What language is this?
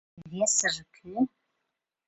Mari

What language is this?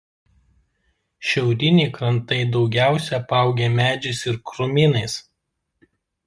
Lithuanian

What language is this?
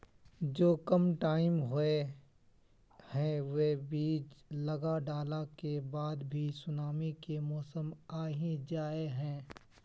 Magahi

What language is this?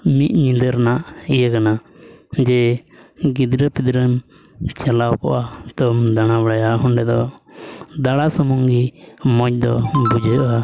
Santali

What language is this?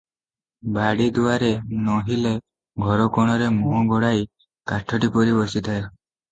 Odia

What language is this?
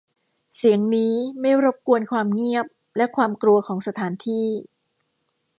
Thai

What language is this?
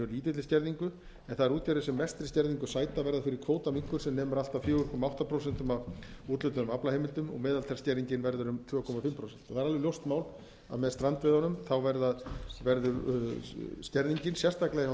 Icelandic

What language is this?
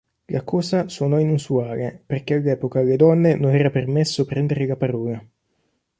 Italian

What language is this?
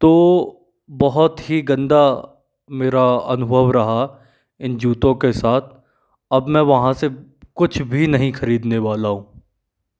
Hindi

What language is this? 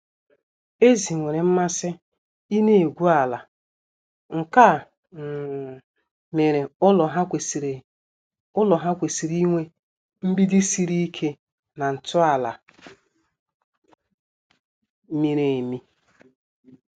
Igbo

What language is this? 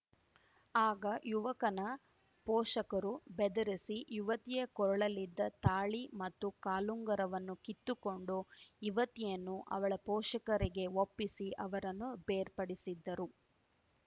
Kannada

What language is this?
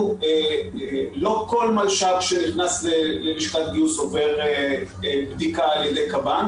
Hebrew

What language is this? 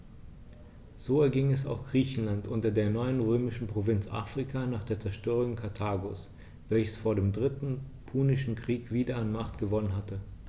German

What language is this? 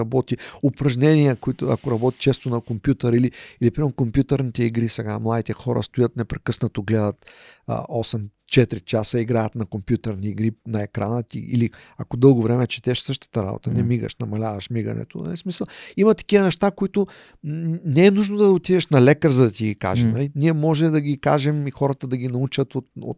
Bulgarian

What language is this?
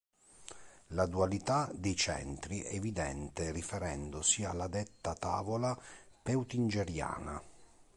Italian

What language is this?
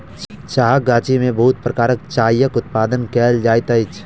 Maithili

